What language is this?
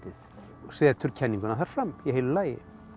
Icelandic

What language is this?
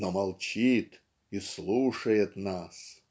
Russian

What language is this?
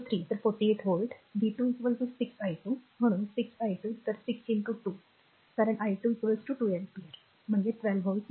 Marathi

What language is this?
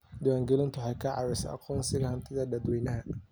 Somali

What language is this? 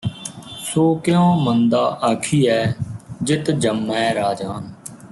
Punjabi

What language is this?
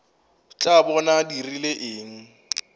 Northern Sotho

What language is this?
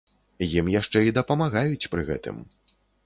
Belarusian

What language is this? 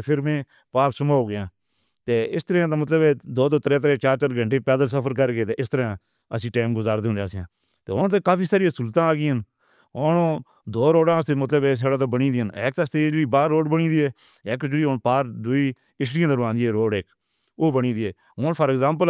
Northern Hindko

